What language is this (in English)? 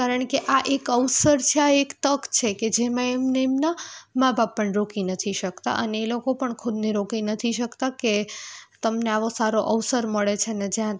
Gujarati